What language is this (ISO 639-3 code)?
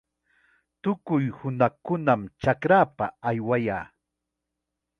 qxa